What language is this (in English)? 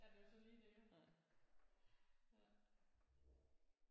Danish